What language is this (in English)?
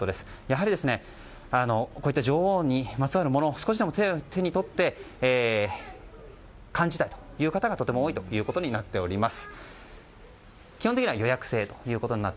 Japanese